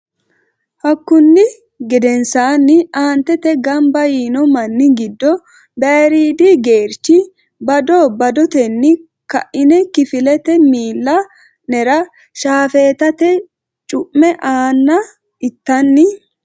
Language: Sidamo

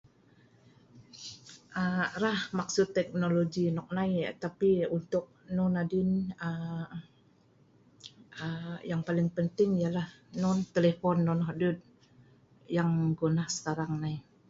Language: Sa'ban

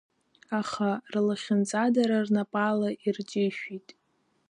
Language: Abkhazian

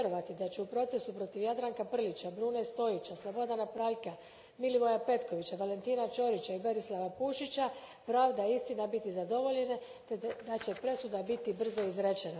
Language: Croatian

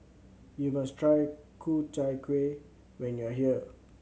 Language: English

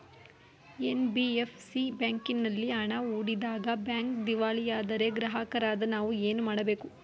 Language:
Kannada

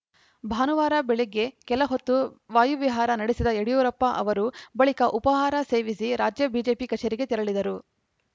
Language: Kannada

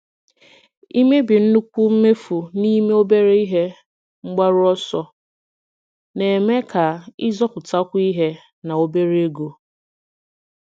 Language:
Igbo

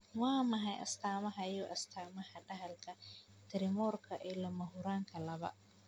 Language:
Somali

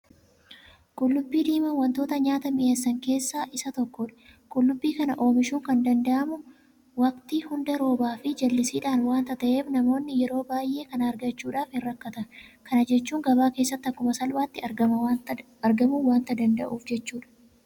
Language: Oromo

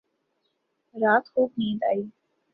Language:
Urdu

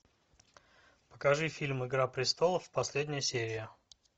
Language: Russian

